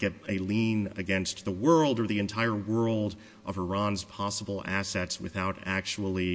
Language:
English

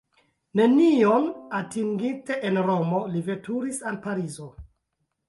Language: Esperanto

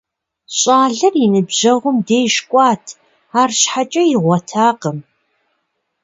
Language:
Kabardian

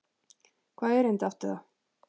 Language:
Icelandic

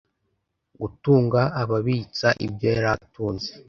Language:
Kinyarwanda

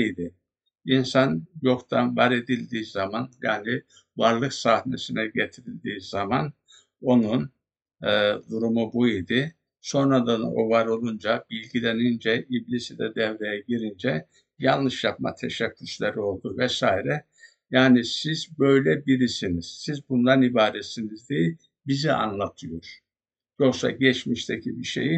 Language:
Turkish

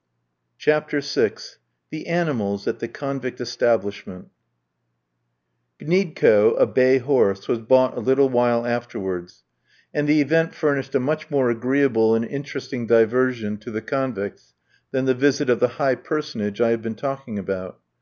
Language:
English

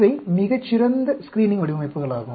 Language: Tamil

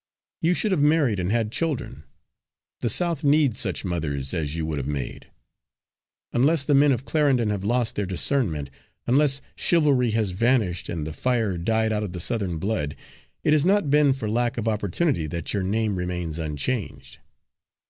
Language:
English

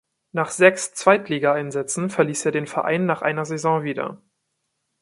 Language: German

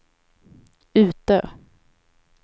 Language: Swedish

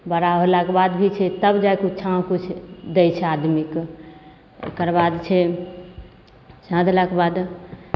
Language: Maithili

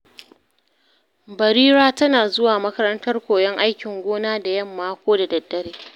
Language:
Hausa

